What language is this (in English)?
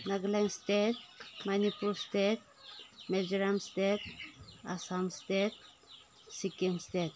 Manipuri